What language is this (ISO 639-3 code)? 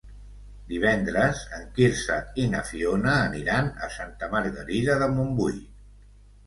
cat